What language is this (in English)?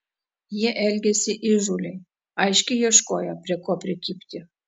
Lithuanian